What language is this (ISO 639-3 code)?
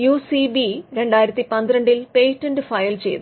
mal